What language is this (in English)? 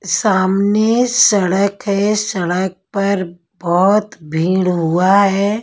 Hindi